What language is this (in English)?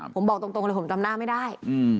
Thai